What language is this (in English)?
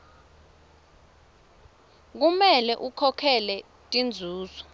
Swati